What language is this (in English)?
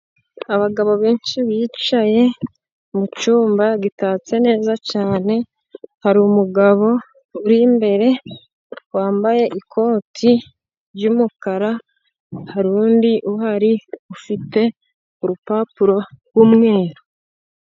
Kinyarwanda